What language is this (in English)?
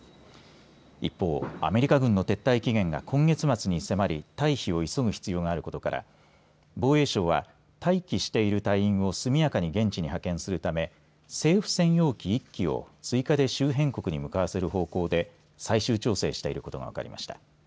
Japanese